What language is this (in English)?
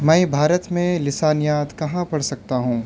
Urdu